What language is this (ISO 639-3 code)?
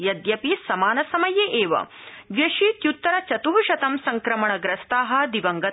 san